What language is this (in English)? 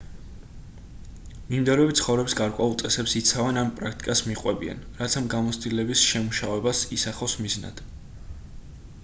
Georgian